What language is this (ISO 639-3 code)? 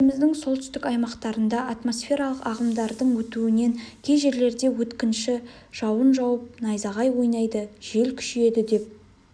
kaz